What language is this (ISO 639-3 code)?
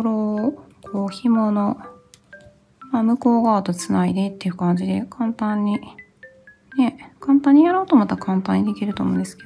jpn